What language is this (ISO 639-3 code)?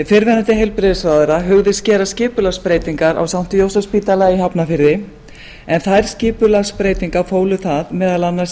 isl